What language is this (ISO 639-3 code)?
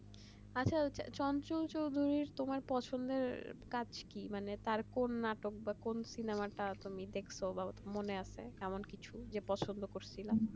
ben